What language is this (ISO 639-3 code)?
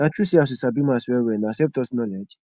pcm